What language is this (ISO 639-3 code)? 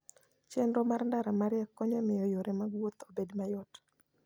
luo